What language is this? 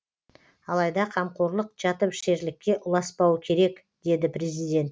Kazakh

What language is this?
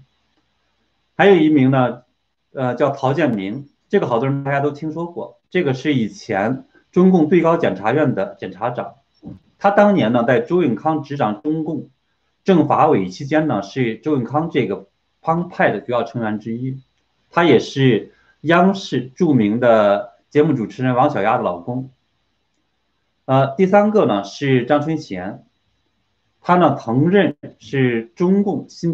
Chinese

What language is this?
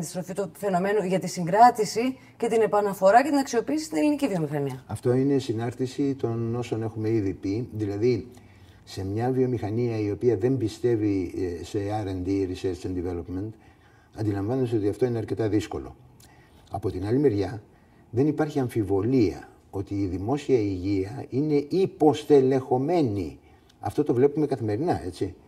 Greek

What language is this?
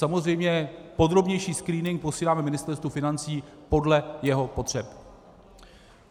Czech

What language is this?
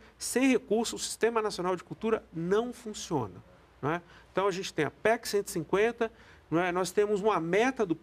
Portuguese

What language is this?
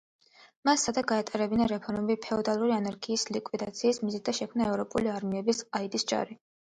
Georgian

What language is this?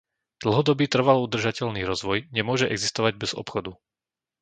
Slovak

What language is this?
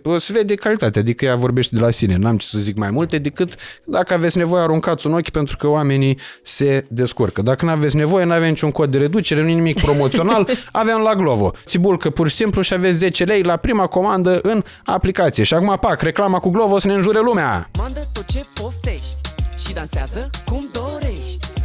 Romanian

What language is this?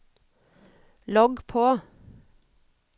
Norwegian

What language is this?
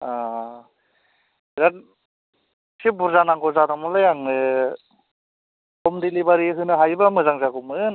Bodo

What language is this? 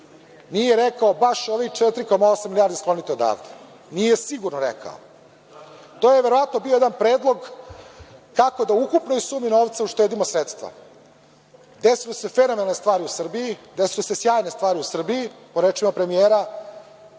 Serbian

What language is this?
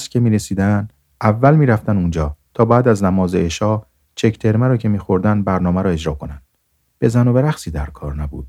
Persian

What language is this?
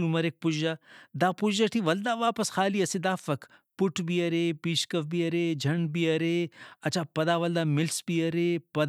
Brahui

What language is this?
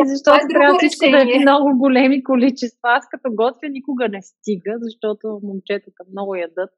Bulgarian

